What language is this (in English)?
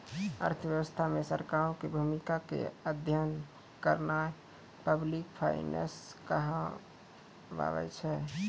Maithili